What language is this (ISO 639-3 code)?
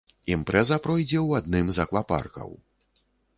bel